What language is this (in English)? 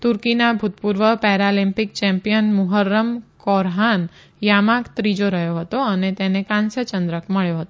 Gujarati